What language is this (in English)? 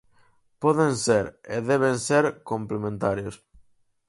Galician